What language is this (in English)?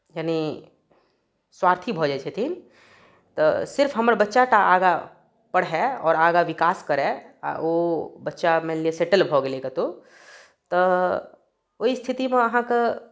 Maithili